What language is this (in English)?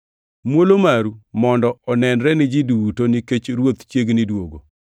Luo (Kenya and Tanzania)